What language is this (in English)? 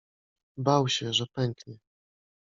Polish